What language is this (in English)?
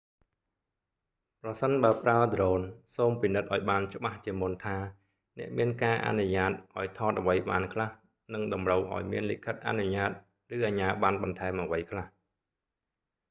Khmer